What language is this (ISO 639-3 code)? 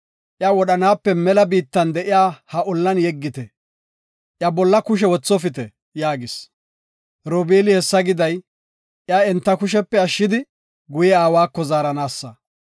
gof